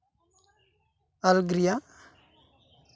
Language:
Santali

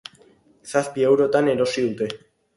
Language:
Basque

